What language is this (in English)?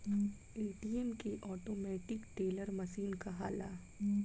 Bhojpuri